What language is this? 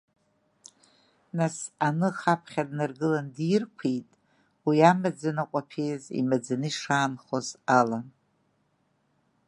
Abkhazian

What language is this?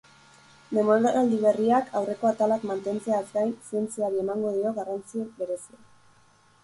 Basque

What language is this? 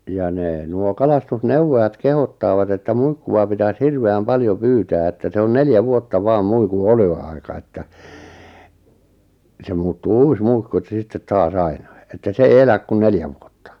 Finnish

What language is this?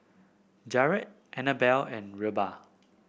English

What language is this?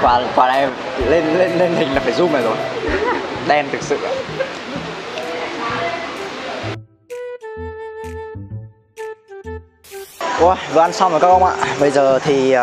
Vietnamese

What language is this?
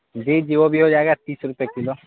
Urdu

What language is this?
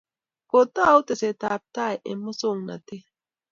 Kalenjin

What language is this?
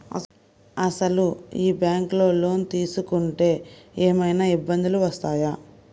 Telugu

